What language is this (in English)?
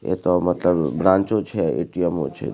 Maithili